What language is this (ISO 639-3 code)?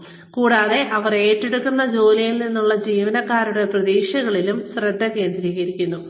mal